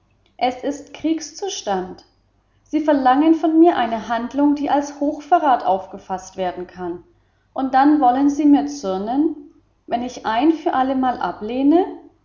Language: German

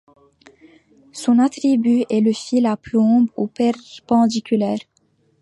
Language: French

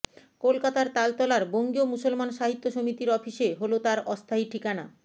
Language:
Bangla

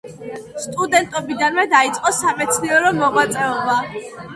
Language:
Georgian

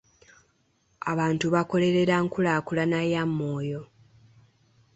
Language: Ganda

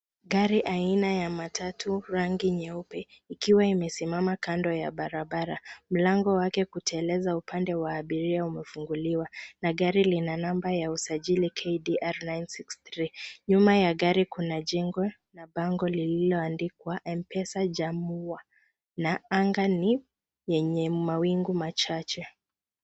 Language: Swahili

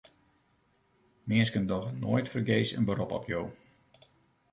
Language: Western Frisian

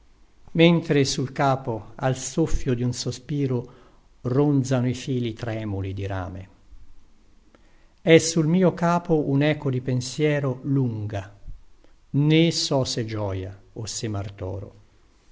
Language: Italian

